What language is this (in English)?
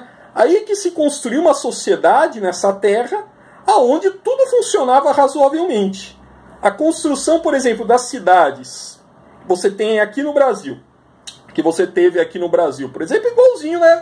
Portuguese